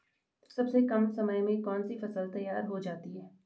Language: Hindi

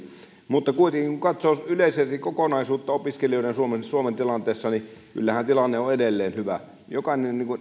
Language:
Finnish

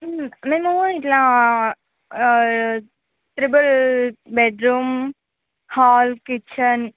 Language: Telugu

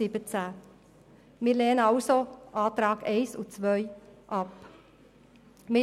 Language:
Swiss German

